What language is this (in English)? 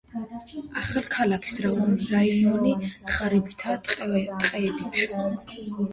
Georgian